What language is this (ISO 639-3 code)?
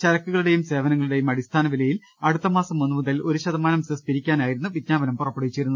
mal